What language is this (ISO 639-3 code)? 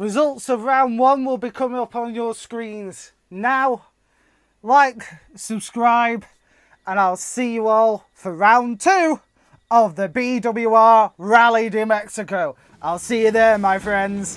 eng